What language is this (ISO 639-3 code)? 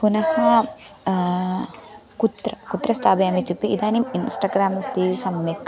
san